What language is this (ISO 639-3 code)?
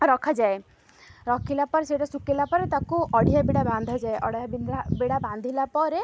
ori